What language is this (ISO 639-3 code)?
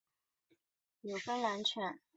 zho